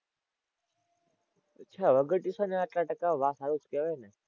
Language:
Gujarati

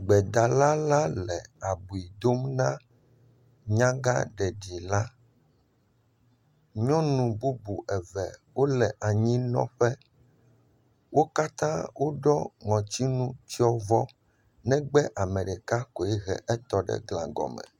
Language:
Ewe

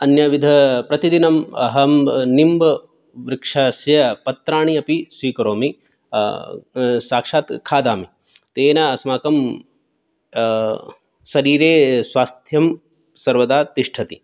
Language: Sanskrit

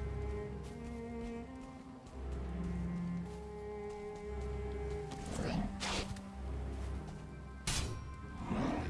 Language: Korean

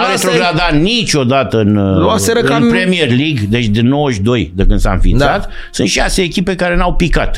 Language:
Romanian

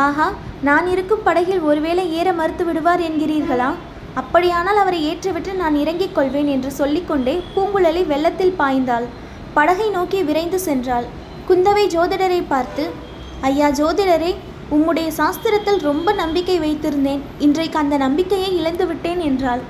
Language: Tamil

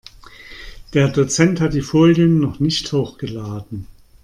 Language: German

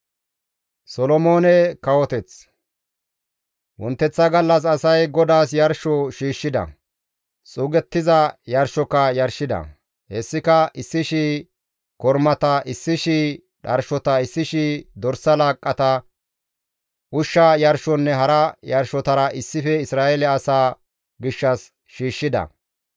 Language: Gamo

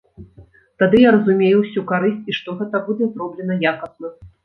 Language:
Belarusian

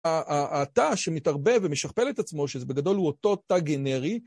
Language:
Hebrew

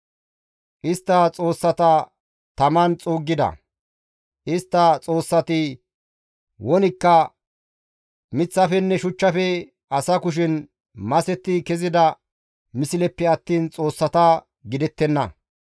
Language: Gamo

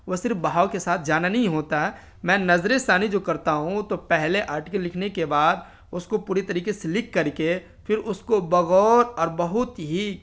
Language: Urdu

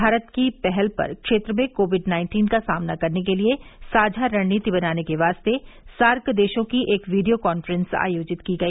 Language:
Hindi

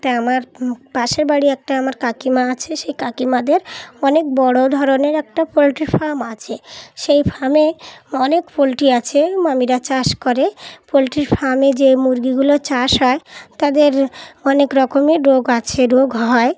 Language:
Bangla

